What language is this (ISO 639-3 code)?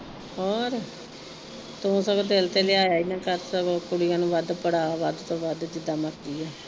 pan